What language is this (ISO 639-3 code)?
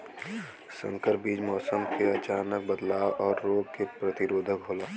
bho